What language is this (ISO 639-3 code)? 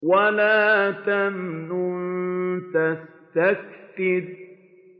ara